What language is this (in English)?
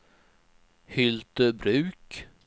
Swedish